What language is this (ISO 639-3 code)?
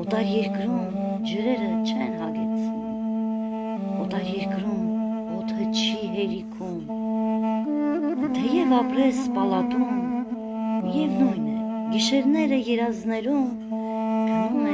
tur